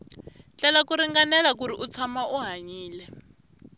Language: Tsonga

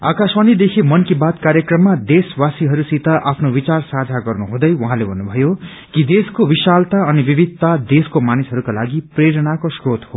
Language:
Nepali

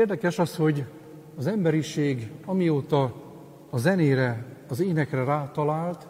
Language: Hungarian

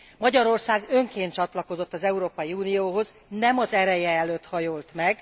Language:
Hungarian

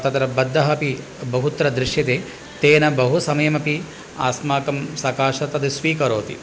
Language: Sanskrit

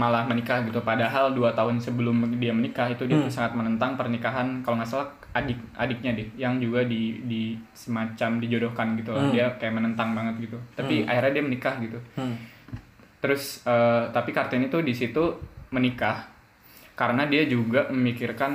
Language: Indonesian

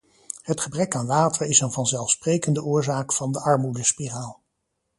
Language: Dutch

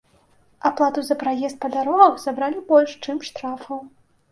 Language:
Belarusian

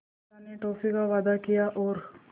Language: Hindi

